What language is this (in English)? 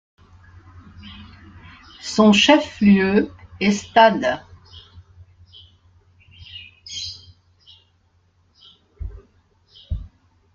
French